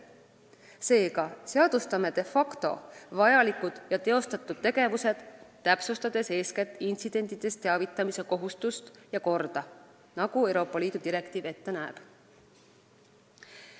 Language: Estonian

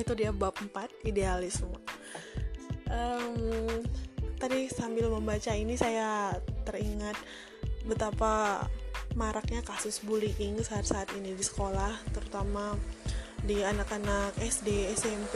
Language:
Indonesian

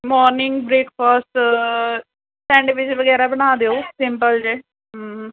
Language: Punjabi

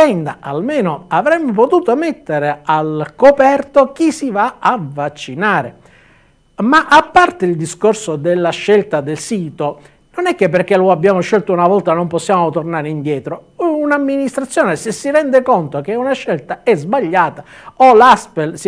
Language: Italian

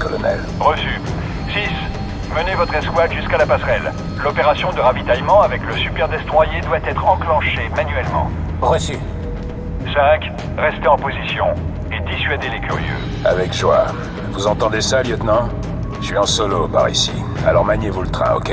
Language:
French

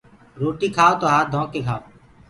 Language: Gurgula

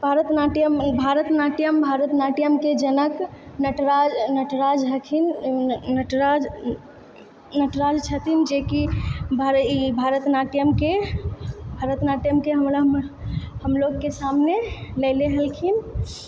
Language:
Maithili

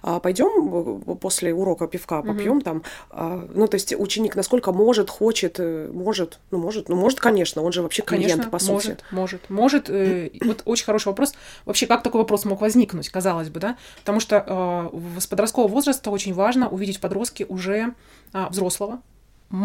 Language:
Russian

